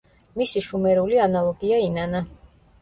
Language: Georgian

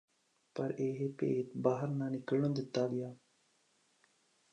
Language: Punjabi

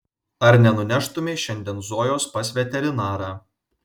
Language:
Lithuanian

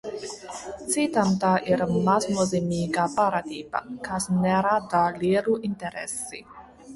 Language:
Latvian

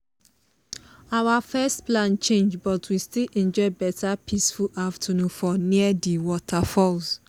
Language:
Nigerian Pidgin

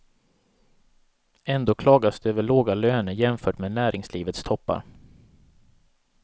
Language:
Swedish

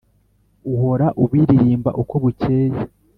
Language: Kinyarwanda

